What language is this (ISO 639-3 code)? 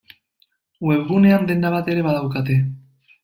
eus